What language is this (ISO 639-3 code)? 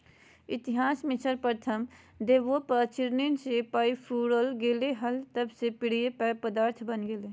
mag